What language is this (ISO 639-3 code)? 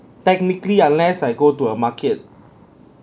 eng